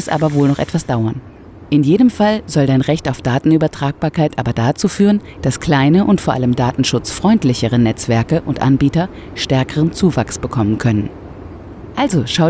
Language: German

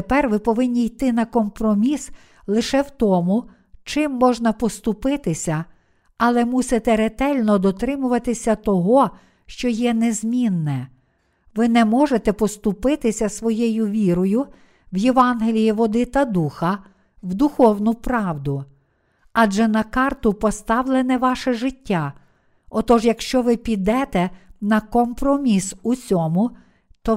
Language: Ukrainian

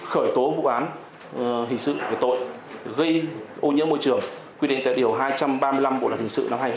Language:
Vietnamese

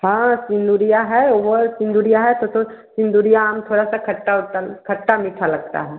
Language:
Hindi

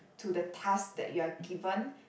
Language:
English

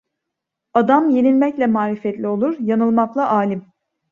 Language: Turkish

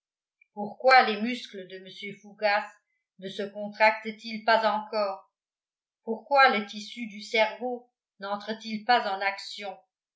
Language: French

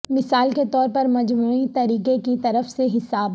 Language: Urdu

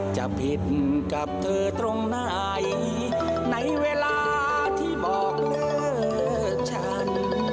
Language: Thai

